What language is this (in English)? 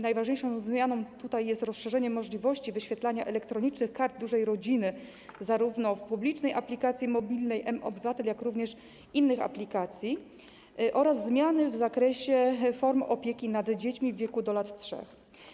Polish